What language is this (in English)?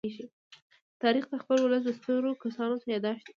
Pashto